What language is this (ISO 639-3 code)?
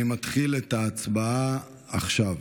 heb